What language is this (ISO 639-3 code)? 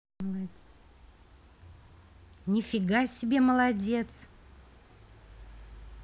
rus